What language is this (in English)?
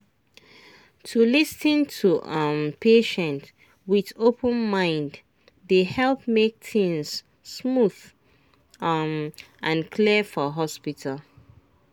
Nigerian Pidgin